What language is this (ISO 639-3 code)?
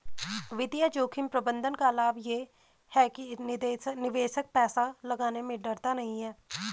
hin